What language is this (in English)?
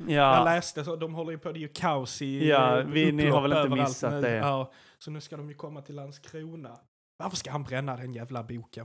Swedish